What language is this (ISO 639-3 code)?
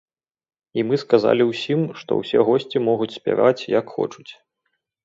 bel